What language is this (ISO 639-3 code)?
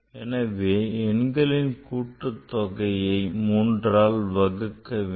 tam